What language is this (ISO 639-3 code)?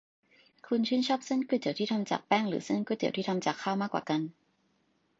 tha